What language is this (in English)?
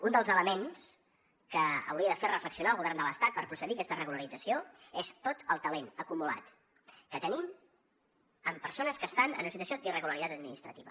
Catalan